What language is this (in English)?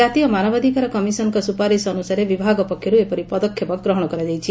Odia